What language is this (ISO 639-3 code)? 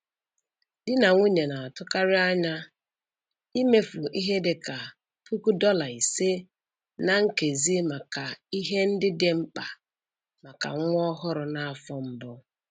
ibo